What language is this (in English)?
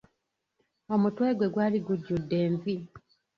Ganda